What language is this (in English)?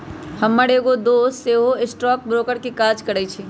Magahi